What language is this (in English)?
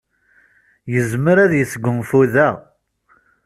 Kabyle